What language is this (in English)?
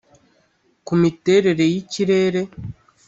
Kinyarwanda